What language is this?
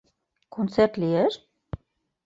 Mari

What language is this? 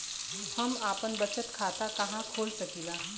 Bhojpuri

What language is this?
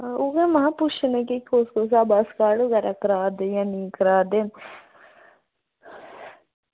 Dogri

